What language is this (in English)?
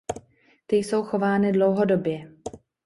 Czech